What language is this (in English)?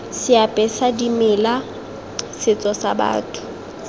Tswana